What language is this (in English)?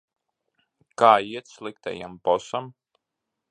Latvian